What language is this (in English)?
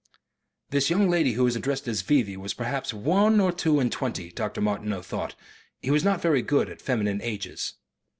English